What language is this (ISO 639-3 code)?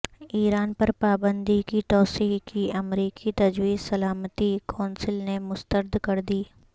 urd